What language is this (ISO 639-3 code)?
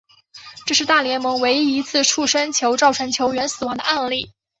zho